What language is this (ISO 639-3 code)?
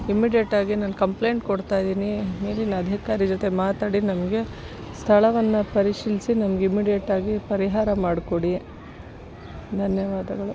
kan